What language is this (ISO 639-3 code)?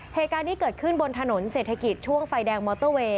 tha